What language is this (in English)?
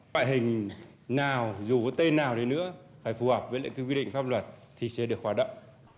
Vietnamese